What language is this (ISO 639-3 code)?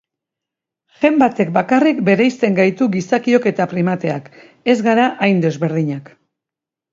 eus